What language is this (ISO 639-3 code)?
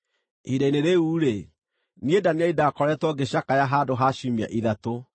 kik